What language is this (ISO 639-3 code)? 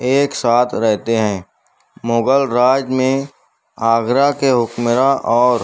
urd